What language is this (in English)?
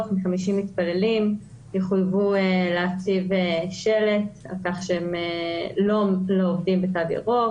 Hebrew